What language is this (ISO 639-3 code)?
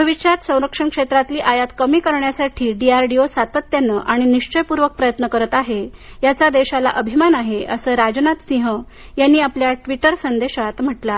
mar